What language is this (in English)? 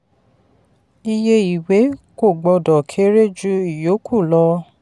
Yoruba